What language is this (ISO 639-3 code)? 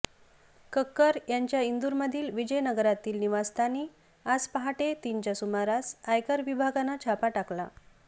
mar